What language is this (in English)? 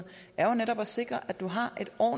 Danish